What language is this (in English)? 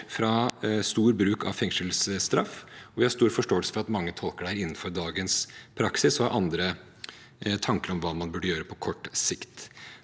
Norwegian